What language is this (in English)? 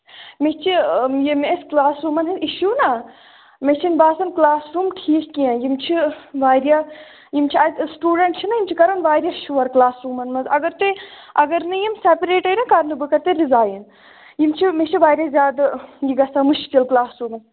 Kashmiri